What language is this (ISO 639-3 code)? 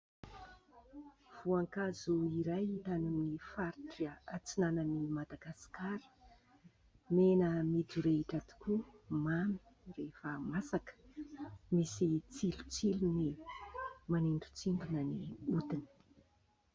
mlg